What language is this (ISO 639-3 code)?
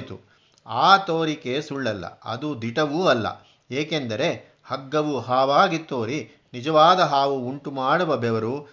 kan